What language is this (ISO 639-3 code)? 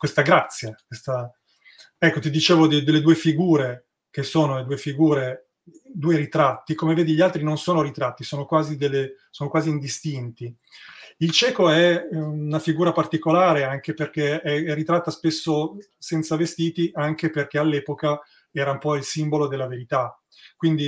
ita